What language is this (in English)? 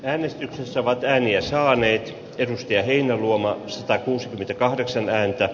Finnish